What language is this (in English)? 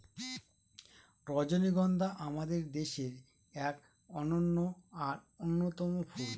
Bangla